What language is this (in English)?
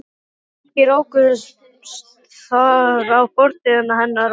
Icelandic